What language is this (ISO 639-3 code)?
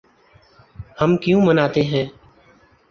urd